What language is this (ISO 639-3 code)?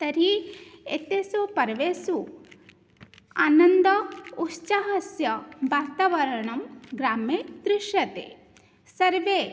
san